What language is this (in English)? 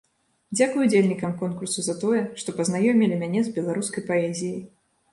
Belarusian